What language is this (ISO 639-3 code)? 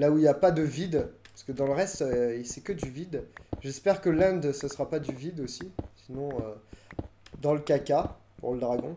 fra